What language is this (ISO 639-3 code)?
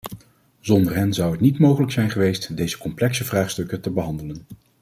nld